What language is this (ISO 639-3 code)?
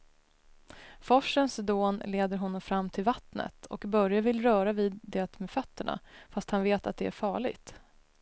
swe